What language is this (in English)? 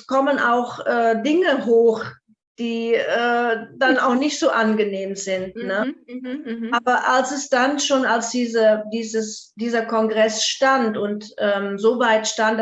German